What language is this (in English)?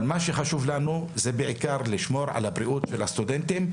Hebrew